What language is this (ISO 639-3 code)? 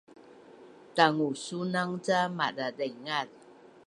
bnn